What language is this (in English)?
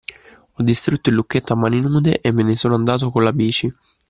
Italian